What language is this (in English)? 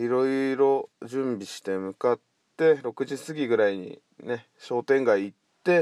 Japanese